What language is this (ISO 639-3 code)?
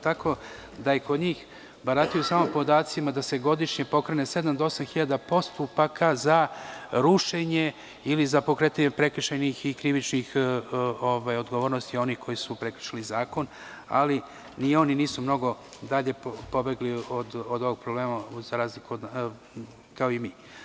srp